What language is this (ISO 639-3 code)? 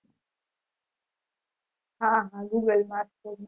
guj